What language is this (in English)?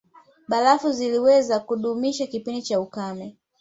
Swahili